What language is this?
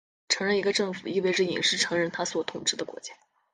Chinese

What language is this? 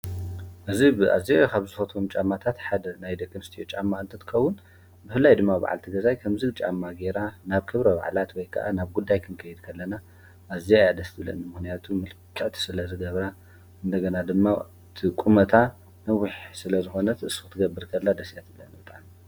Tigrinya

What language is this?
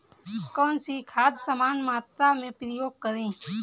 Hindi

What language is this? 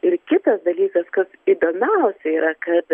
Lithuanian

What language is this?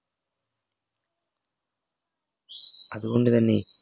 Malayalam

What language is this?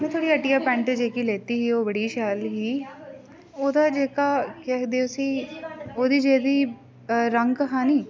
Dogri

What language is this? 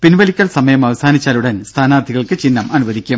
Malayalam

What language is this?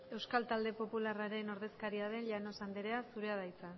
Basque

